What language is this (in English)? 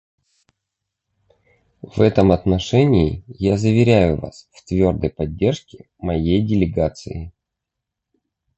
Russian